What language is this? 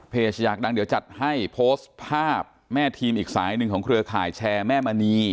Thai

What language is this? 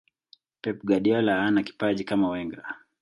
Swahili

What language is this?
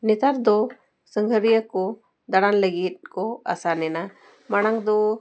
Santali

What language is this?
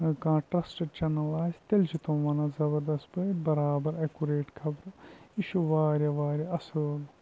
Kashmiri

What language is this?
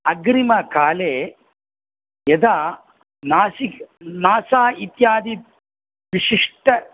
Sanskrit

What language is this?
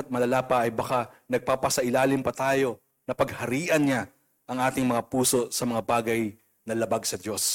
Filipino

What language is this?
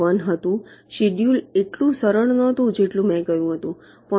Gujarati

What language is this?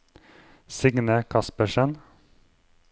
Norwegian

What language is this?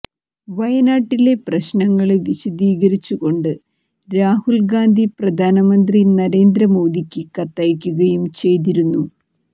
Malayalam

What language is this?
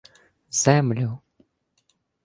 Ukrainian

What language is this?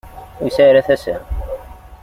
Kabyle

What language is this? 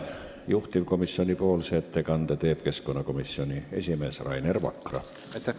Estonian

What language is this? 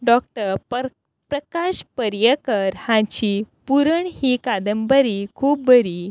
Konkani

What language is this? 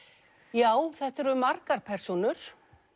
Icelandic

